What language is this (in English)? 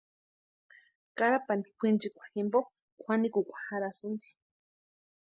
Western Highland Purepecha